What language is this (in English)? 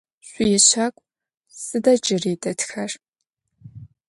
Adyghe